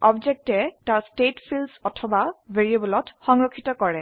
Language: Assamese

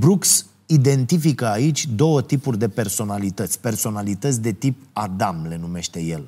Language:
Romanian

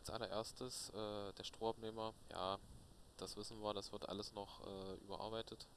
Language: German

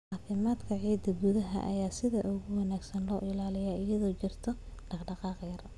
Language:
Somali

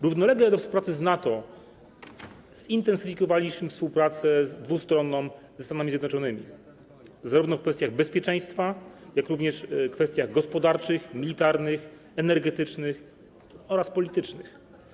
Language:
Polish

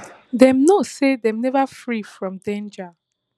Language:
Nigerian Pidgin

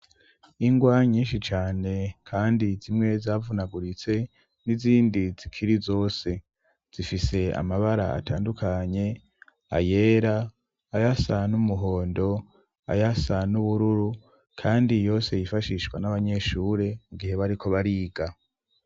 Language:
Rundi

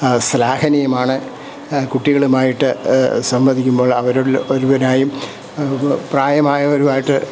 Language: Malayalam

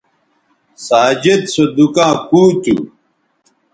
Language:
Bateri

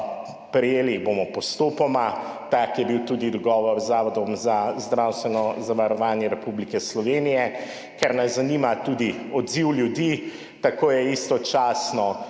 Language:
Slovenian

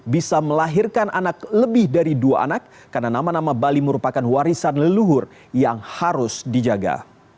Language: Indonesian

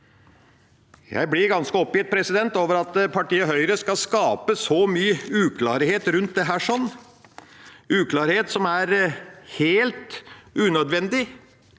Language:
Norwegian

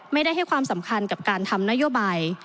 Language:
Thai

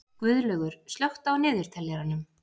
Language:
Icelandic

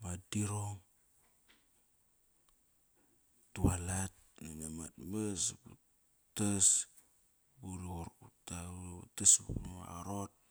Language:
Kairak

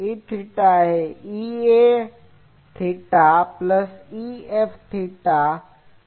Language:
Gujarati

